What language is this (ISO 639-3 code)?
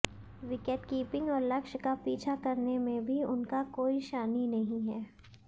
hin